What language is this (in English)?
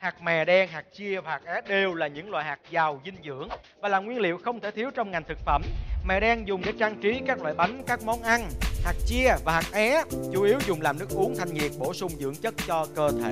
Vietnamese